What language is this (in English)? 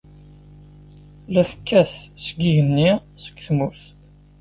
Kabyle